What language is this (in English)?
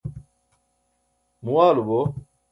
Burushaski